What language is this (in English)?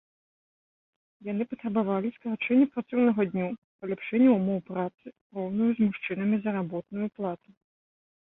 Belarusian